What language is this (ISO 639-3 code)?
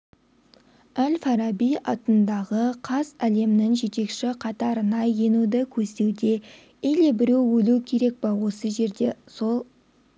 kaz